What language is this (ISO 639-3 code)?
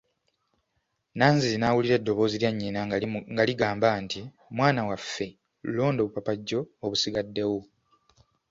lug